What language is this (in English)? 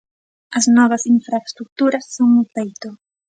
Galician